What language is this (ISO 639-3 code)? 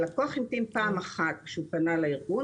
heb